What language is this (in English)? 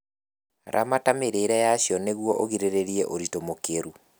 Kikuyu